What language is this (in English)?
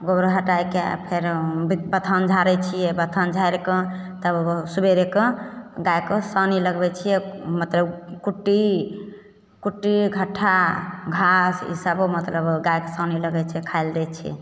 Maithili